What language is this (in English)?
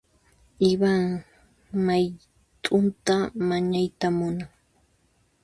Puno Quechua